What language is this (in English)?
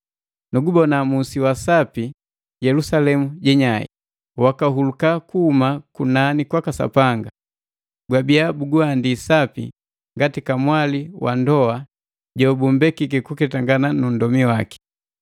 Matengo